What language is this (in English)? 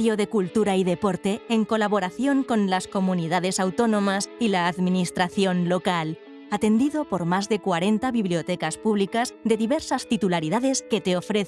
Spanish